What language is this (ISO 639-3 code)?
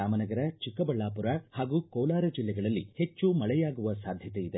kan